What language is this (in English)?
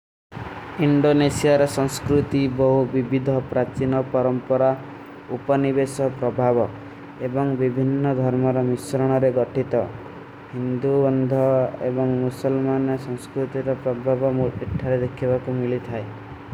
Kui (India)